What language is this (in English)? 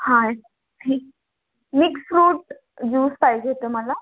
Marathi